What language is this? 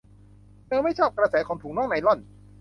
Thai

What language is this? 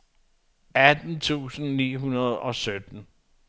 Danish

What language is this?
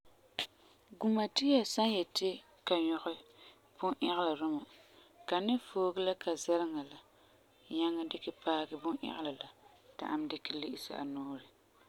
Frafra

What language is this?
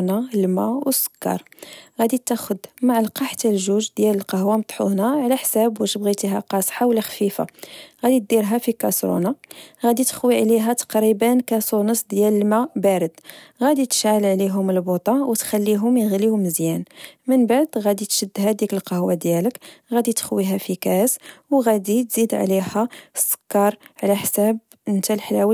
Moroccan Arabic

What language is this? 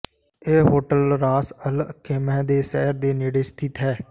Punjabi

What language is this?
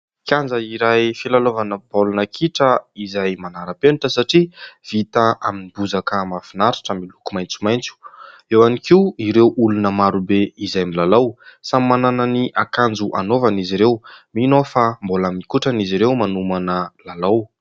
Malagasy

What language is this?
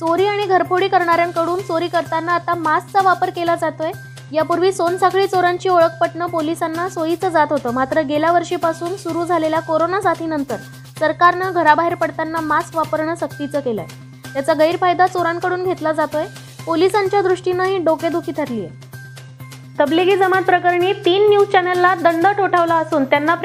Hindi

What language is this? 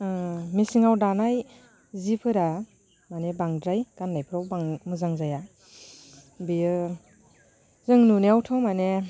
Bodo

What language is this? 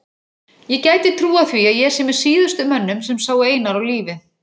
Icelandic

